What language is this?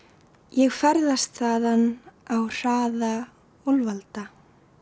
Icelandic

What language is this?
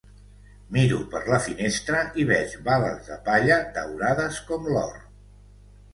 Catalan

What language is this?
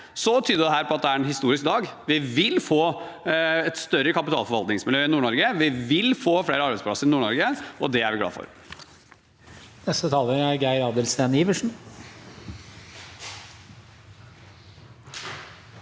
Norwegian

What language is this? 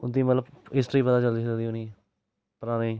Dogri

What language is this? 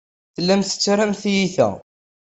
Kabyle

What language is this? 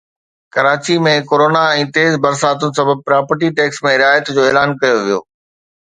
Sindhi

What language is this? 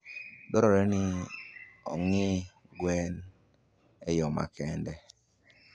Luo (Kenya and Tanzania)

